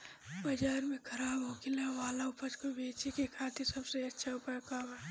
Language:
Bhojpuri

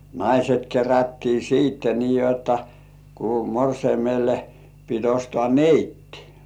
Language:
Finnish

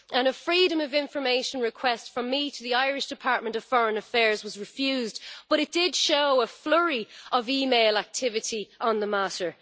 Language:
English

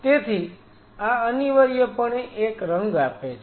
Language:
Gujarati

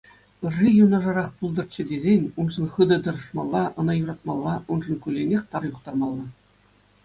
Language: Chuvash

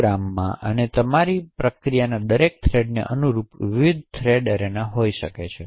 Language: Gujarati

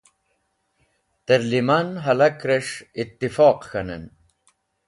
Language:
Wakhi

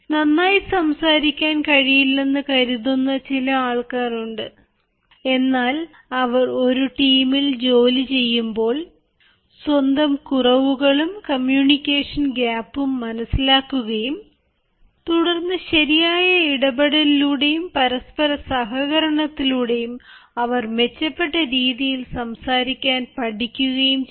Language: Malayalam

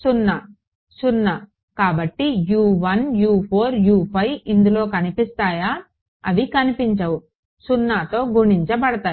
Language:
Telugu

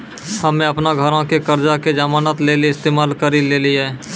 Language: Maithili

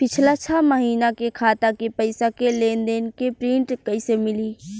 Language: Bhojpuri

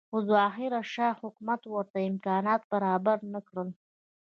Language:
Pashto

